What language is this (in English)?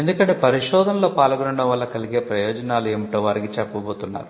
Telugu